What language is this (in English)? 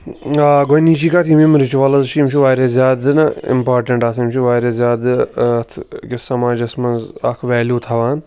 Kashmiri